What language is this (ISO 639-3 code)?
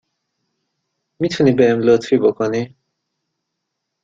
fas